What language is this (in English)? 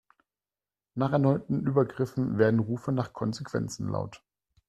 German